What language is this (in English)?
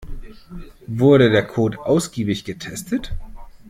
German